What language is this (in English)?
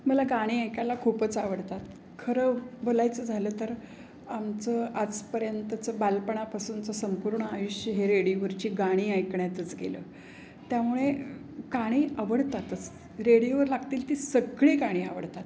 Marathi